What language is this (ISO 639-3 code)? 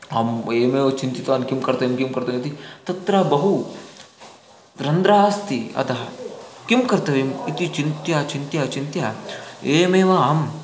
san